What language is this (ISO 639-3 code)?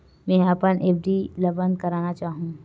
hne